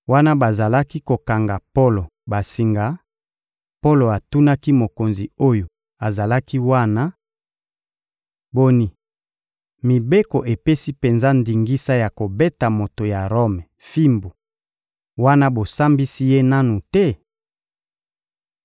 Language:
Lingala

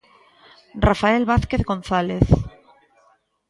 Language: Galician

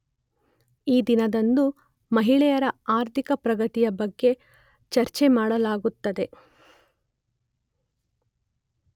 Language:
Kannada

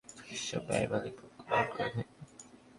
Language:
Bangla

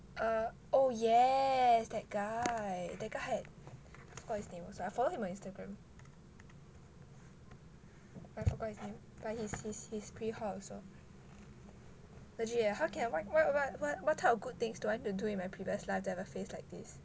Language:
English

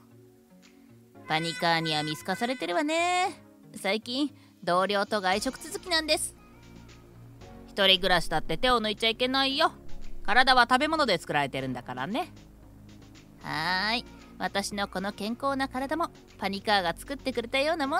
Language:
Japanese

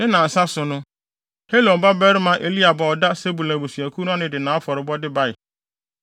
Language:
Akan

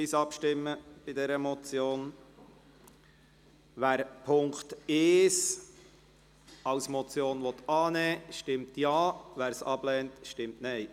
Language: Swiss German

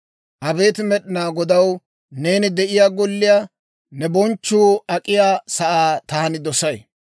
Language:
Dawro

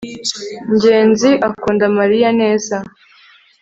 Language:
Kinyarwanda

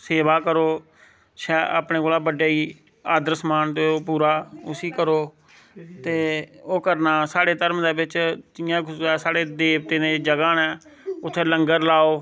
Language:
Dogri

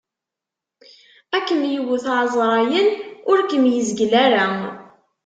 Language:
Kabyle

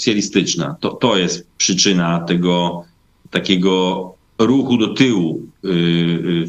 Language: Polish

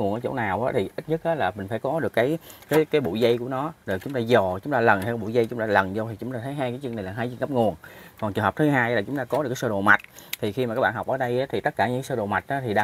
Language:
Vietnamese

